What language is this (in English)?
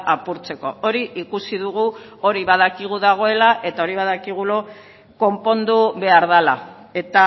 Basque